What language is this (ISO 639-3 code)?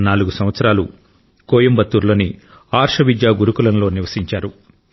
tel